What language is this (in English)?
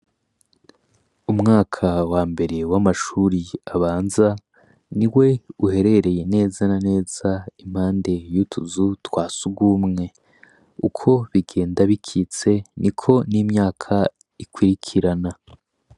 Rundi